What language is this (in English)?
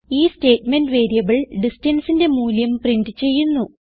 Malayalam